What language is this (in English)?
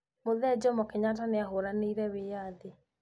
Kikuyu